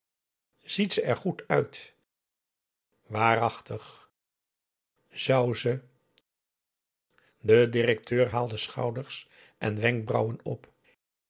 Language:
Dutch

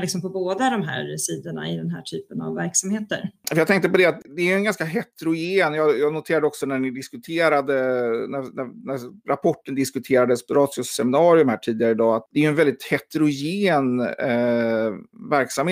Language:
Swedish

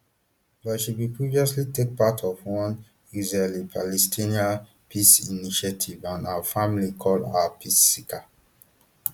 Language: Nigerian Pidgin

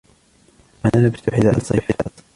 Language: Arabic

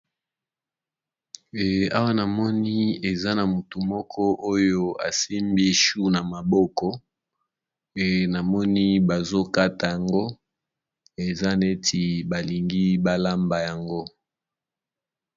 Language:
Lingala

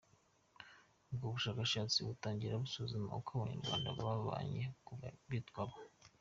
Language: Kinyarwanda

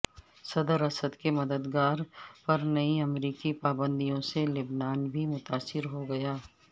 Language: Urdu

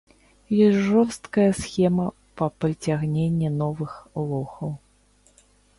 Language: Belarusian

